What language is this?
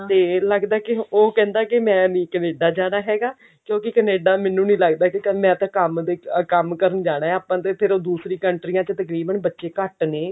Punjabi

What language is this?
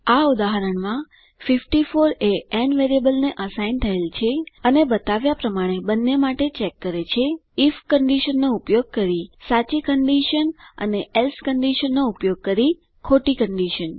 Gujarati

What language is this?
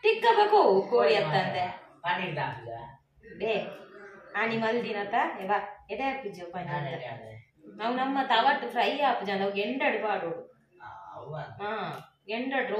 Kannada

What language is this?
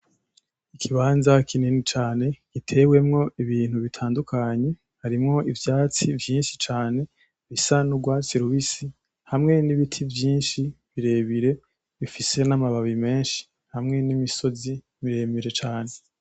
Rundi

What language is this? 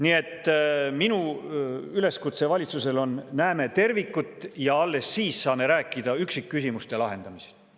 Estonian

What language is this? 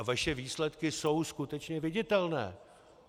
Czech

